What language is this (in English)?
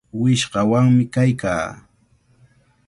Cajatambo North Lima Quechua